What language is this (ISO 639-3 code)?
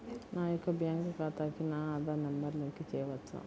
tel